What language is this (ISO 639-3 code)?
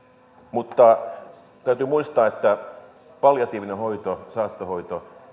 fin